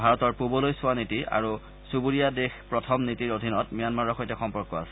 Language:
Assamese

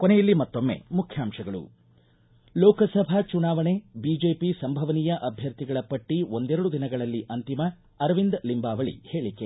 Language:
Kannada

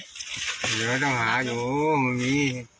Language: Thai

